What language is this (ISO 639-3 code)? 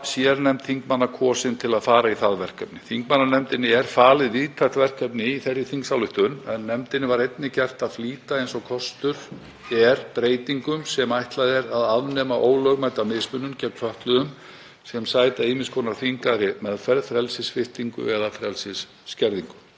isl